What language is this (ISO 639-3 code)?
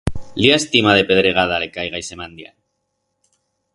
arg